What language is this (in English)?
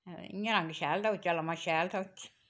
Dogri